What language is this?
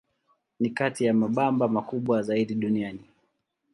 Swahili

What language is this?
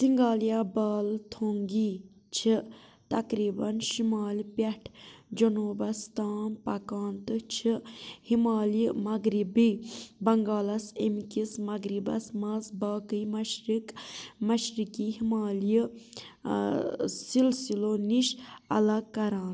Kashmiri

